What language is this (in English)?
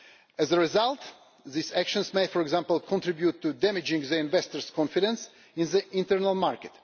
English